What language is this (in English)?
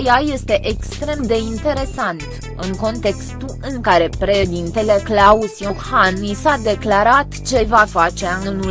Romanian